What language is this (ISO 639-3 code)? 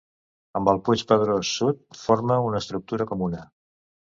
cat